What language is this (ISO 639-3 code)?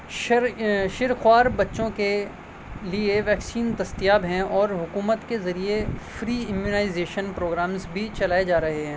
urd